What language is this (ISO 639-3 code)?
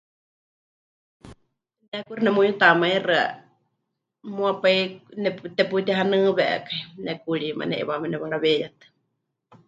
hch